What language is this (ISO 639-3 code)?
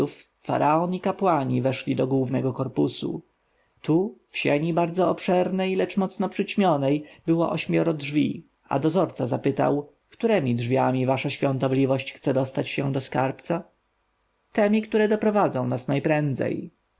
pol